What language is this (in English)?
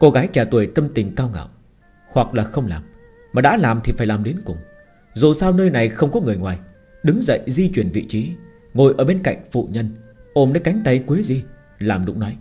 Vietnamese